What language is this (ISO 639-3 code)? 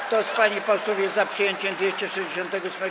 pol